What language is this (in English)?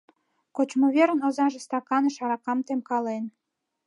Mari